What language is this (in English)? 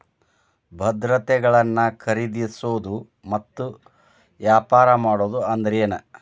Kannada